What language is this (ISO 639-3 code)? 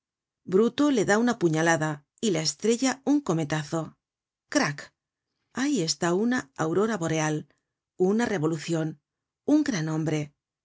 spa